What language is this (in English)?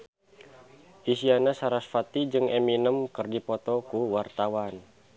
Sundanese